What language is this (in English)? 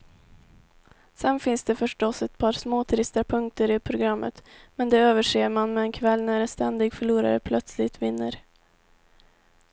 Swedish